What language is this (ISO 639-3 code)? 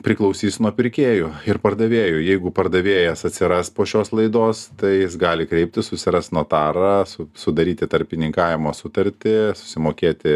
lit